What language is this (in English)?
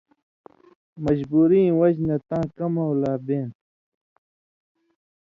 Indus Kohistani